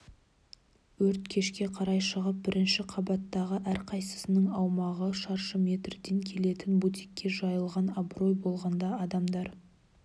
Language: Kazakh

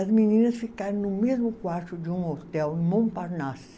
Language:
Portuguese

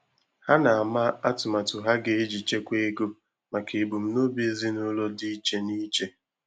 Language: Igbo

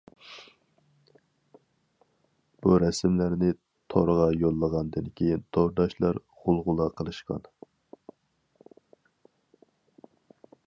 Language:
Uyghur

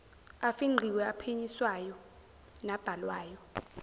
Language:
Zulu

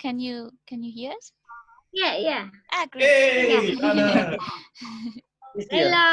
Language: English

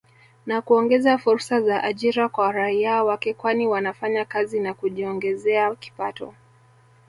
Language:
Swahili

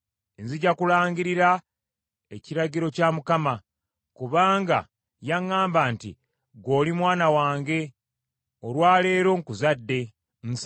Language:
Ganda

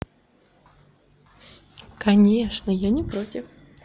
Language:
Russian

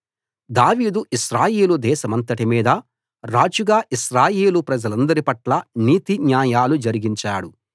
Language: Telugu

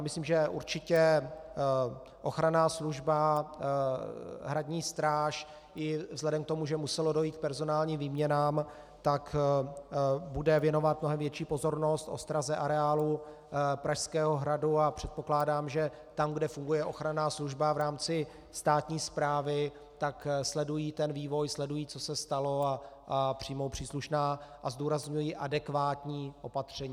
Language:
Czech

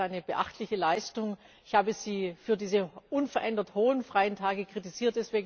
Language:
German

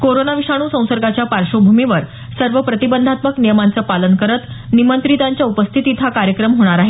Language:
Marathi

